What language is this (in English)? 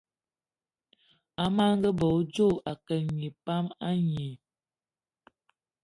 Eton (Cameroon)